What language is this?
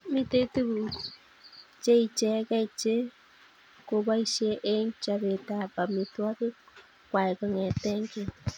Kalenjin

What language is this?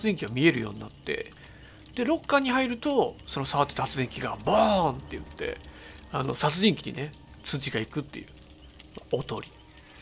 Japanese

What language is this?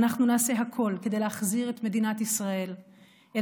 Hebrew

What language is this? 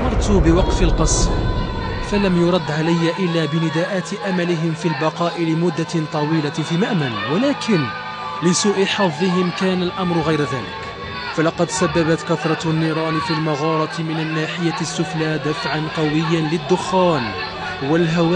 Arabic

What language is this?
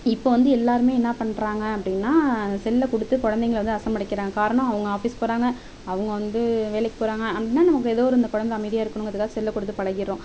Tamil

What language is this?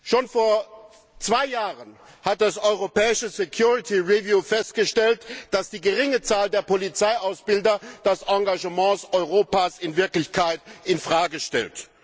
German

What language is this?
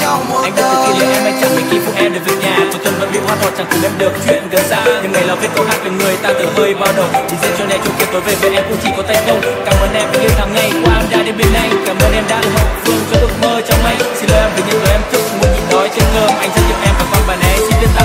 Vietnamese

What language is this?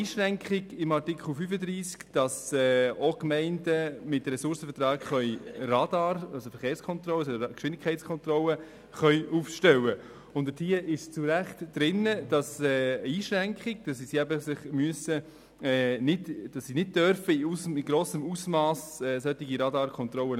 Swiss German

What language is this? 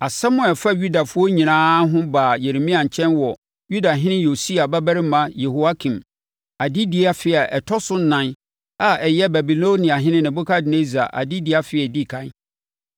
Akan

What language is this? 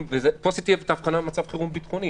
Hebrew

